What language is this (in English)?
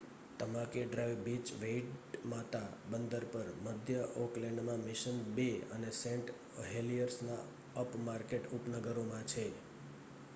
Gujarati